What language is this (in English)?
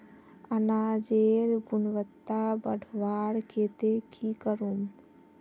Magahi